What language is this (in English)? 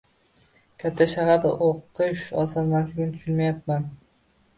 Uzbek